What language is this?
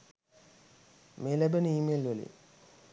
Sinhala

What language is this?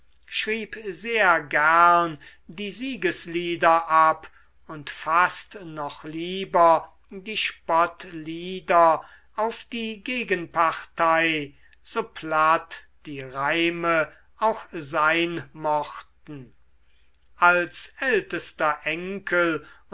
German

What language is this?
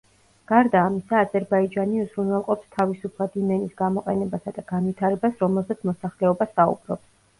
Georgian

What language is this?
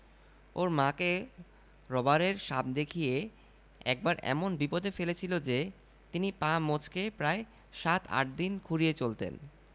Bangla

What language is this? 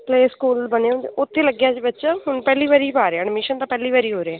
Punjabi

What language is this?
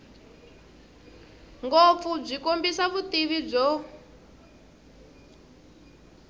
Tsonga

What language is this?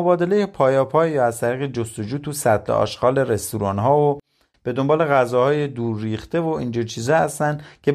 Persian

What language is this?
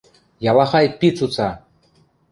Western Mari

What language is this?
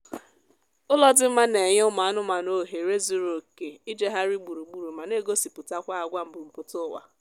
Igbo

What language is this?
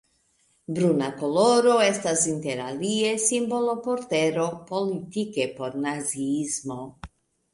Esperanto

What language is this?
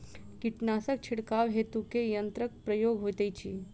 Maithili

